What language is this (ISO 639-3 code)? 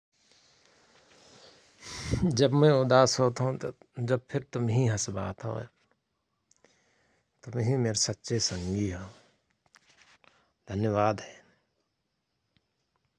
thr